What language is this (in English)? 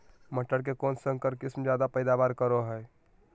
Magahi